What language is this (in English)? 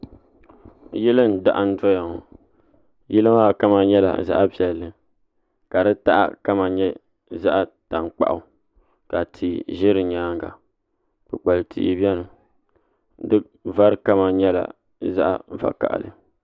Dagbani